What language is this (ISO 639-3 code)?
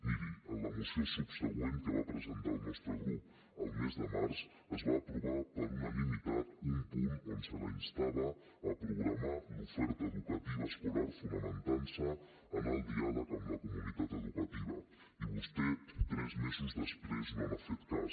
cat